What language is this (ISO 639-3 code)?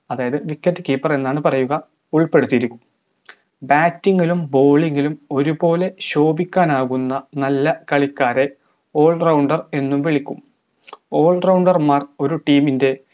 mal